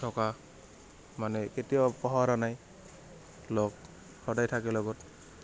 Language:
Assamese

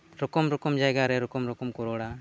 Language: Santali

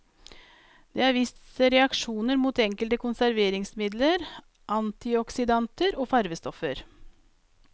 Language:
Norwegian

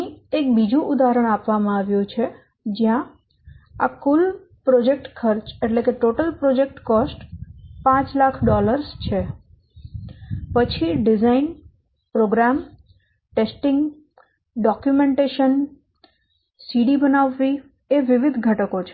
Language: Gujarati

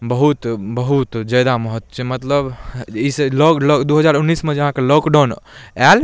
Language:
Maithili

